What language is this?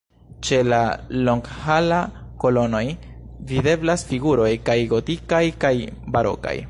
Esperanto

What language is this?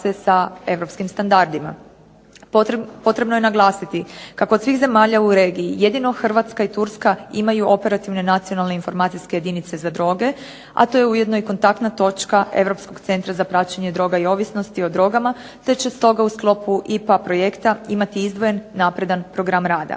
Croatian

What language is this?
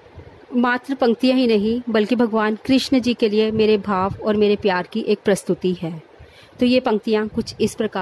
Hindi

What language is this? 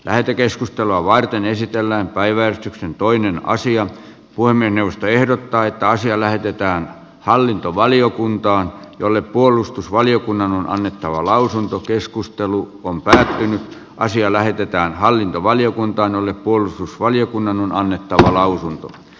Finnish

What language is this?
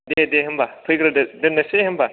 Bodo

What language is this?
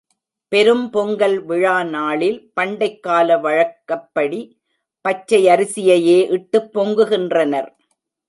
Tamil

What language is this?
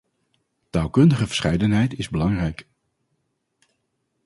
Dutch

